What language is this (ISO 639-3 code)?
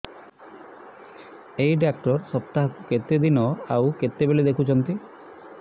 ori